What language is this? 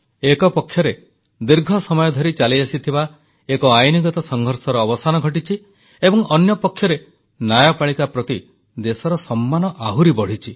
Odia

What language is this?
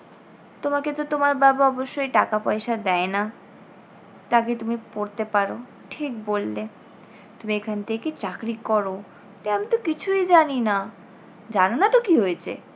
Bangla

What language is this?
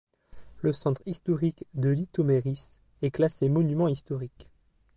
French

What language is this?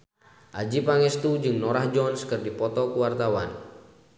Sundanese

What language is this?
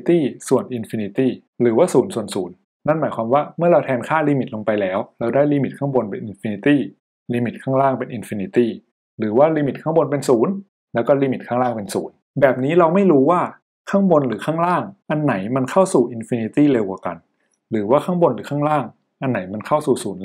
Thai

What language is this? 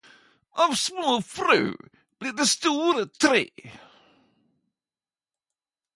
Norwegian Nynorsk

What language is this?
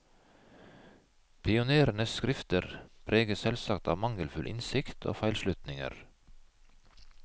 Norwegian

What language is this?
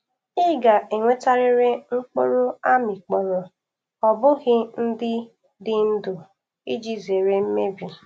Igbo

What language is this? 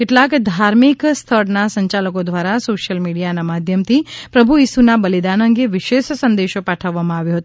Gujarati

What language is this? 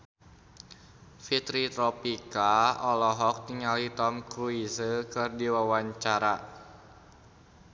Sundanese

